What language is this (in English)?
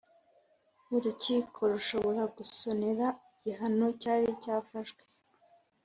Kinyarwanda